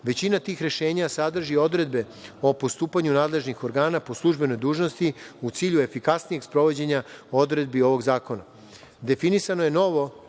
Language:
Serbian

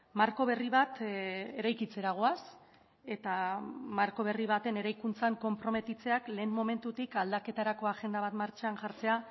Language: Basque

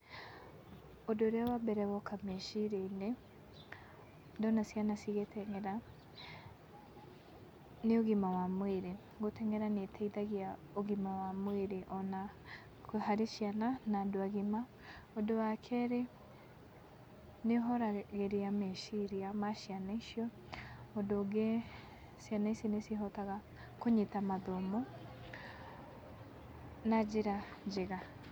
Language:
Kikuyu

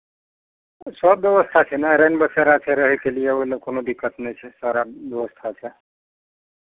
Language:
Maithili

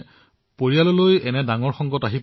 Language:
Assamese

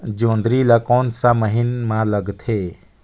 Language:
Chhattisgarhi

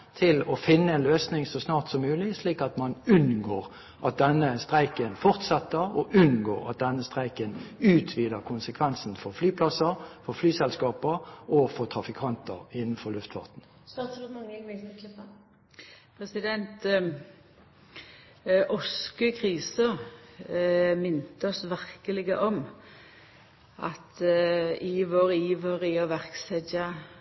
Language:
Norwegian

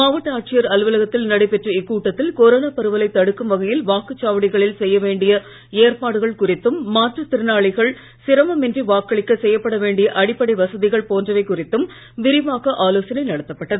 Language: Tamil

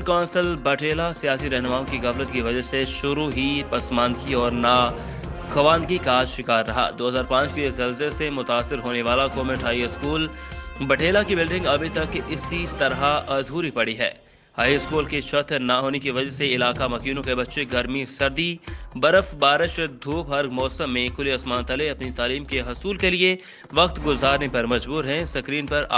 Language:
Hindi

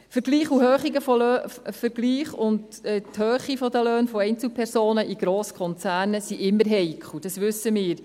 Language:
Swiss German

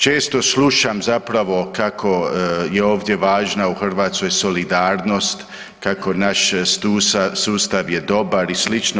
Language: Croatian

